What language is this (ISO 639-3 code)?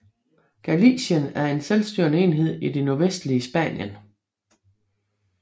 dan